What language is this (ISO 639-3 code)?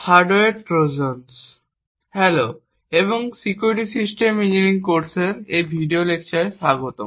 ben